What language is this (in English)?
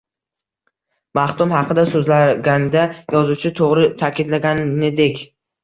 Uzbek